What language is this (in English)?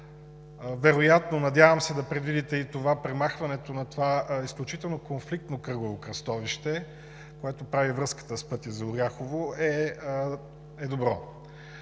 Bulgarian